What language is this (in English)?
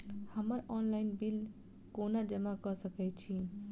Maithili